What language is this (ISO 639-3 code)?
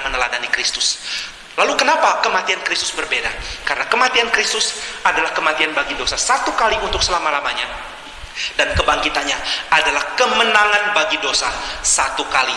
ind